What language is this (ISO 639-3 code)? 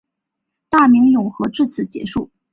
zho